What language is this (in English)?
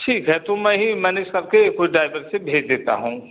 Hindi